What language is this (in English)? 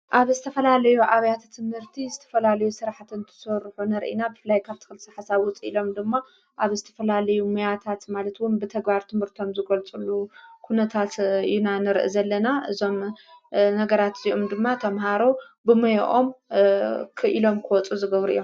Tigrinya